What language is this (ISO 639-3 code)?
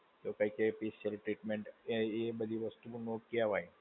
guj